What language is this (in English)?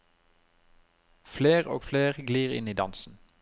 Norwegian